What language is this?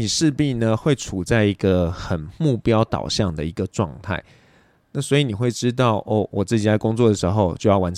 Chinese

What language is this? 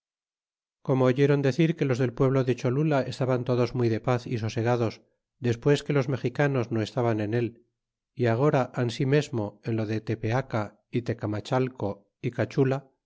Spanish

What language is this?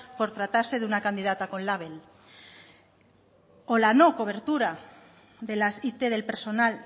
Spanish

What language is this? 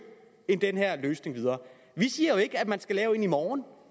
Danish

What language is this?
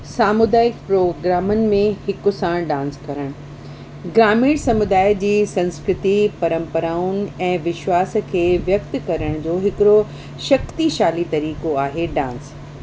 Sindhi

